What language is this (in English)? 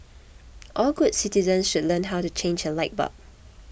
English